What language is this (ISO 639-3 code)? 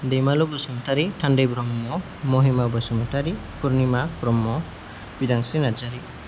brx